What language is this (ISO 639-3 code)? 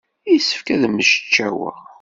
kab